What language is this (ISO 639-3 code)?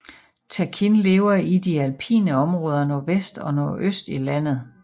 dan